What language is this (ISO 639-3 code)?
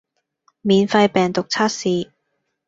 yue